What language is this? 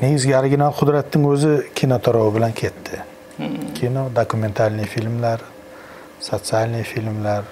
Turkish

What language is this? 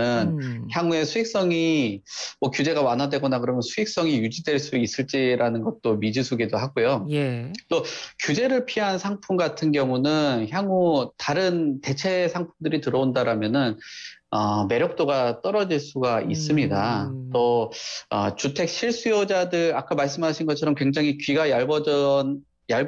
Korean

